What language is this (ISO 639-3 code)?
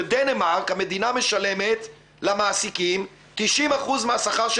heb